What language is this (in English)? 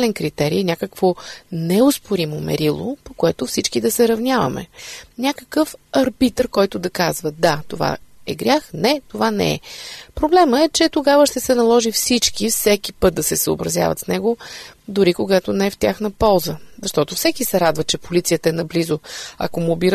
Bulgarian